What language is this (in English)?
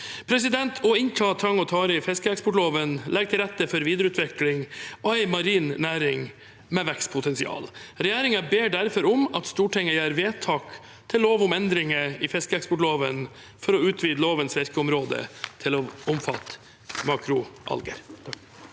Norwegian